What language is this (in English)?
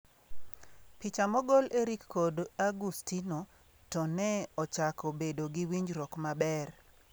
Luo (Kenya and Tanzania)